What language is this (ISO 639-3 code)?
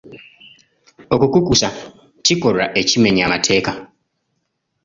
lug